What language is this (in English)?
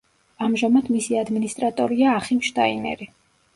Georgian